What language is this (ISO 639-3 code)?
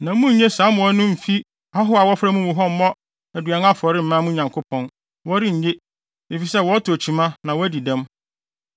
aka